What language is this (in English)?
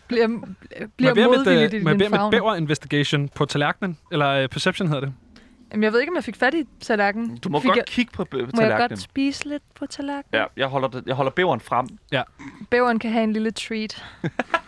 Danish